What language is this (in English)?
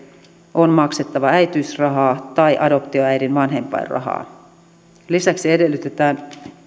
Finnish